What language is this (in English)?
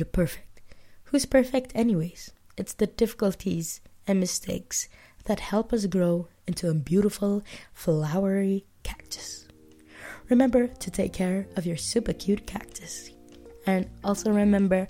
Malay